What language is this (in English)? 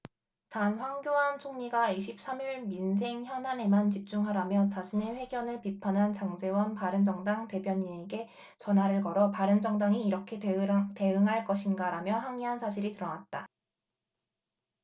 Korean